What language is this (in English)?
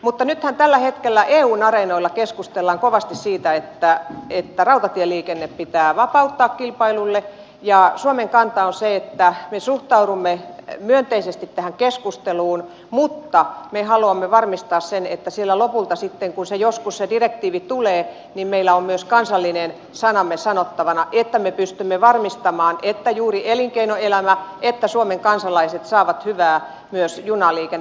Finnish